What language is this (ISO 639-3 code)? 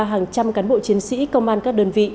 vie